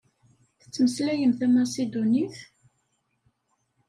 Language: Kabyle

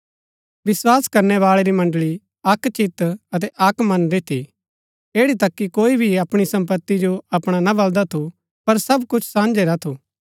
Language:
Gaddi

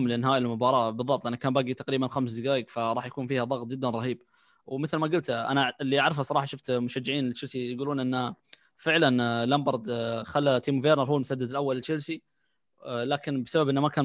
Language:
Arabic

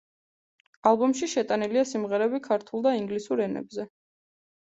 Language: Georgian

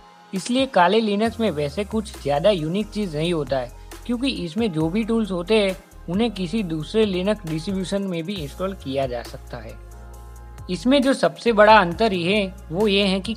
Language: Hindi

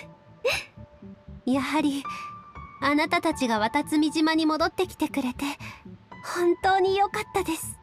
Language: Japanese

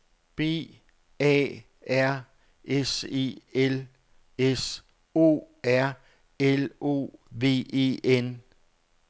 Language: Danish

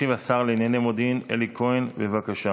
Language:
Hebrew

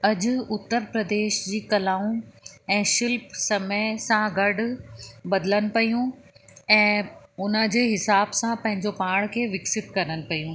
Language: Sindhi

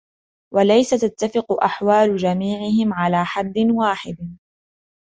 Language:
Arabic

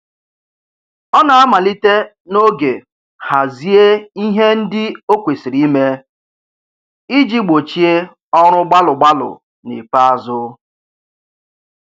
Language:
Igbo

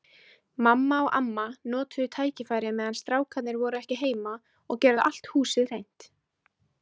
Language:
Icelandic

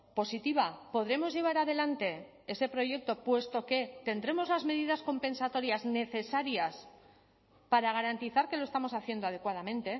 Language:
Spanish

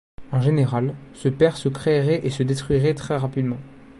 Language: French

